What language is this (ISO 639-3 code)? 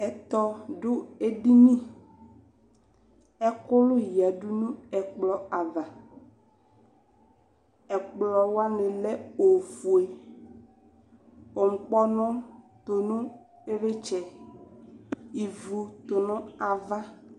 kpo